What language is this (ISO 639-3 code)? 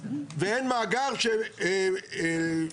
heb